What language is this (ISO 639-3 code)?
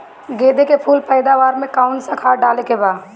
bho